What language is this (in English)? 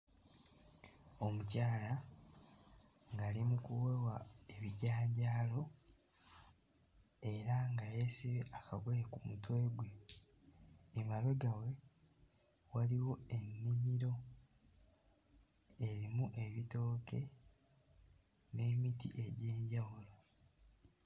Ganda